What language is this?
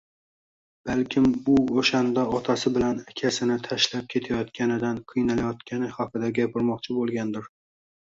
Uzbek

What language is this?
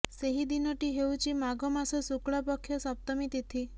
Odia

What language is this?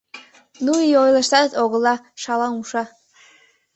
Mari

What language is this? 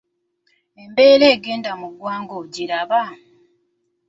Ganda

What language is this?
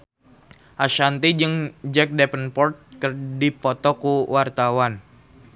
Sundanese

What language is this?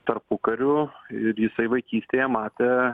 Lithuanian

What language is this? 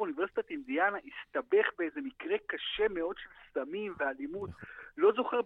Hebrew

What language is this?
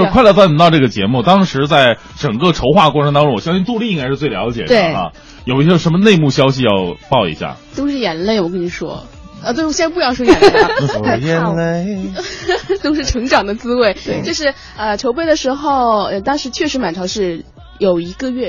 Chinese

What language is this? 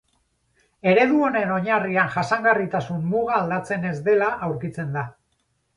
Basque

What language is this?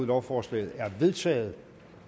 Danish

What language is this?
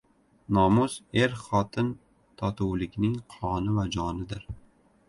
Uzbek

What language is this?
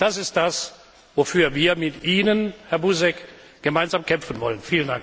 German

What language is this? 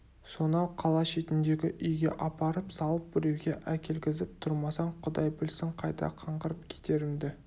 Kazakh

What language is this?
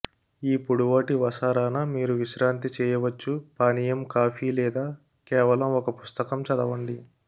Telugu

